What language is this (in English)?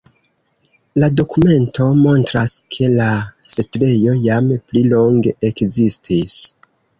Esperanto